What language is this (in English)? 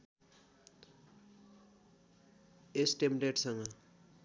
Nepali